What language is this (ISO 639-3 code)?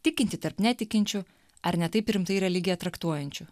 lit